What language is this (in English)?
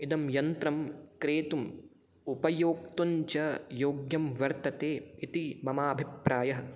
Sanskrit